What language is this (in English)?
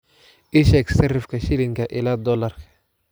Somali